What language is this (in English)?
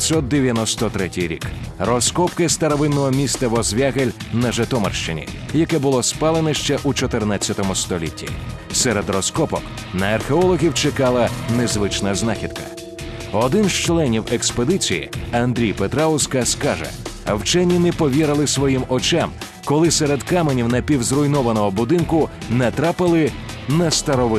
Ukrainian